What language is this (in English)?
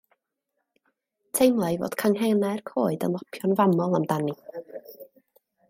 Welsh